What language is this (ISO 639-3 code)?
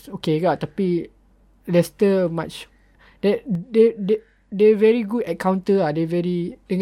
msa